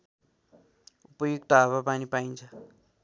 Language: Nepali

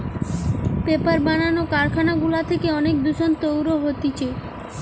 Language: Bangla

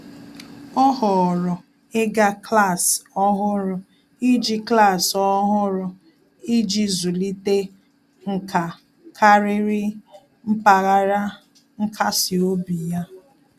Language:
Igbo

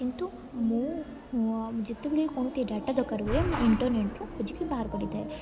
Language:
Odia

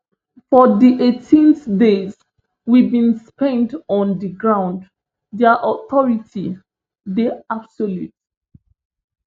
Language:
Nigerian Pidgin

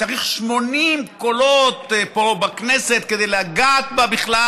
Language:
Hebrew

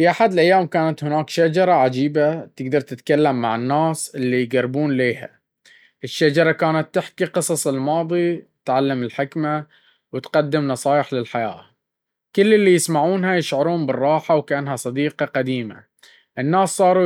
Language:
Baharna Arabic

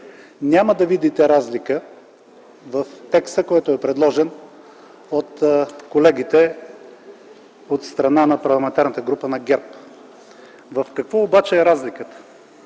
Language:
Bulgarian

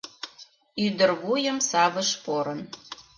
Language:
Mari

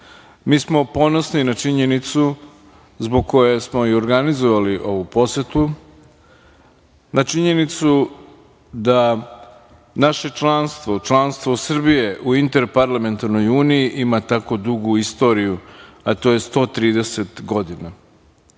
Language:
Serbian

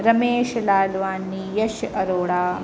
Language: Sindhi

